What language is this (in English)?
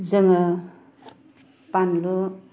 Bodo